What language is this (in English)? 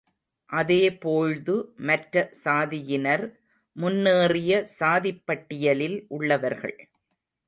Tamil